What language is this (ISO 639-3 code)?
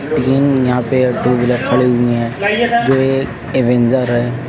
hin